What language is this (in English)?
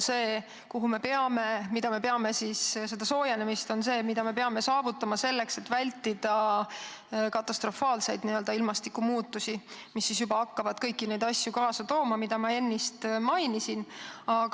Estonian